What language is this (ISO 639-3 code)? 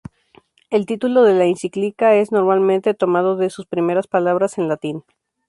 spa